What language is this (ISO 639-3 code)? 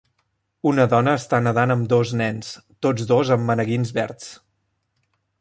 cat